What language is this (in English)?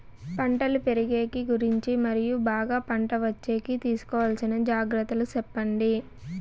Telugu